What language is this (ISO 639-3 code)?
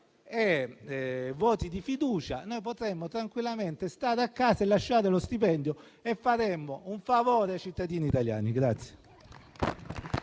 ita